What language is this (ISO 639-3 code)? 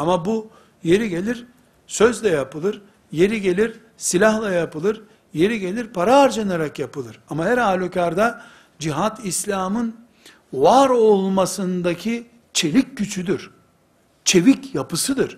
tur